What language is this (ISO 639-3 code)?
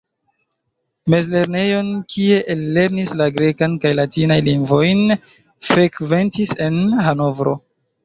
epo